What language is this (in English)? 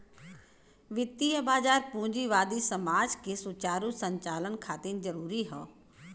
Bhojpuri